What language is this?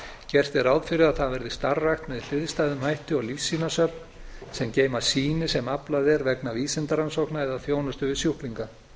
Icelandic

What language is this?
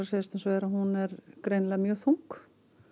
Icelandic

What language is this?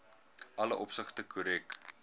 Afrikaans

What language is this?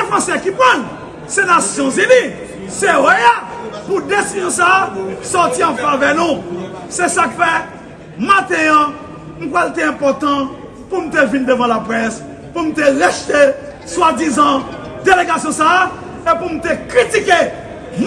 French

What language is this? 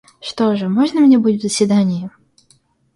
Russian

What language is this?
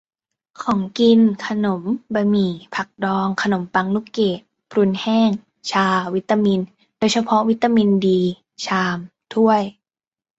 Thai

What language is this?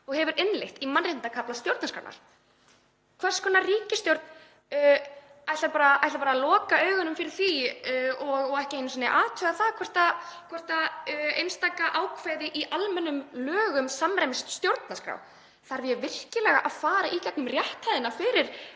Icelandic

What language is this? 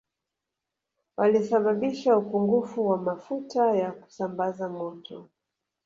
Swahili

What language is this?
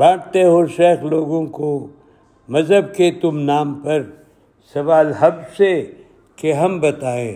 Urdu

